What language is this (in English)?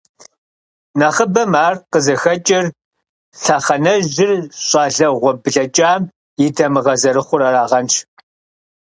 Kabardian